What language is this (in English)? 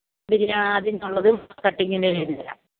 Malayalam